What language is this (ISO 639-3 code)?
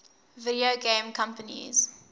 eng